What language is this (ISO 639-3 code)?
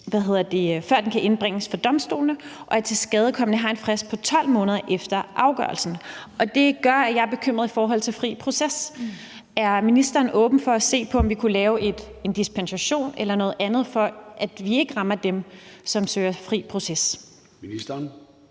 dan